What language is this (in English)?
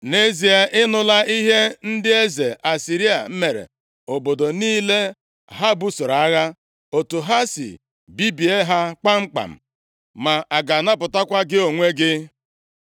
Igbo